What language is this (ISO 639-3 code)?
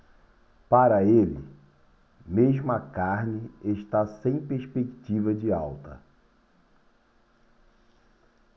por